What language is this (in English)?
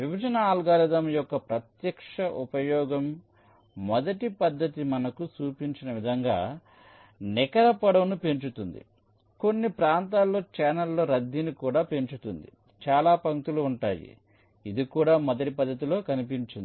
Telugu